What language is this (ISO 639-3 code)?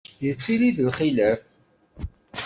kab